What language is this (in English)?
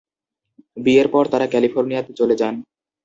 Bangla